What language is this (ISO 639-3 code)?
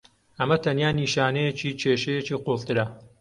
ckb